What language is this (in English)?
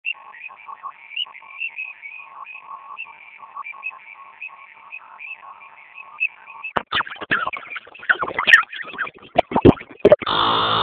Swahili